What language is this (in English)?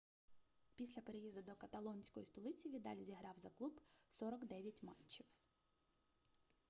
Ukrainian